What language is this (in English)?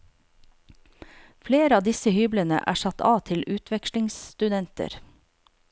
Norwegian